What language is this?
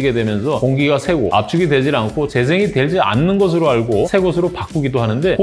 Korean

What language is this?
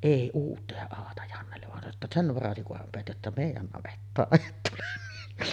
Finnish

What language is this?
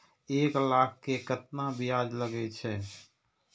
Maithili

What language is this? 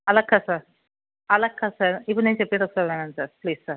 Telugu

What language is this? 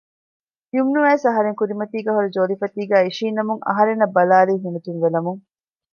Divehi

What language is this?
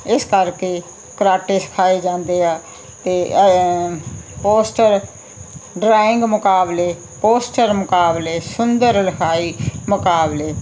Punjabi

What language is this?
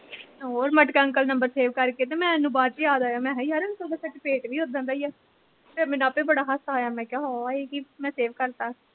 Punjabi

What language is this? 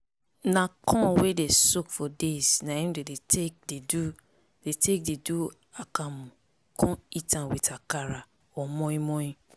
Nigerian Pidgin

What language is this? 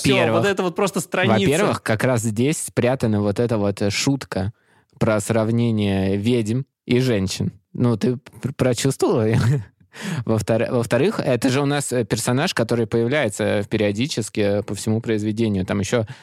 Russian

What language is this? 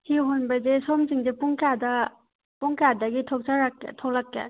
Manipuri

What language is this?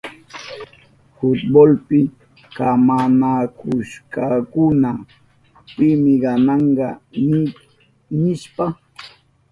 Southern Pastaza Quechua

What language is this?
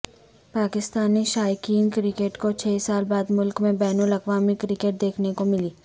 Urdu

